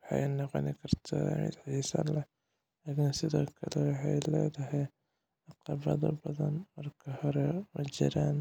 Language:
Somali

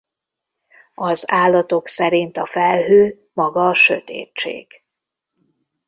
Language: Hungarian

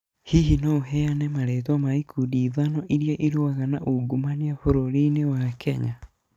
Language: Kikuyu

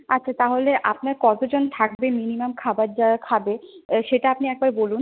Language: Bangla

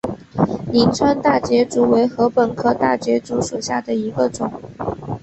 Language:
Chinese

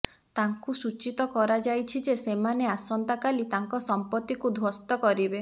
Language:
Odia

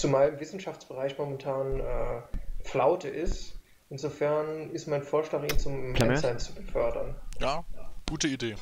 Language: German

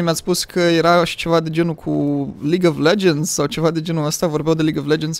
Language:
Romanian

